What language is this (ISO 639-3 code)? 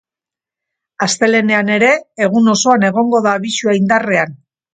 eus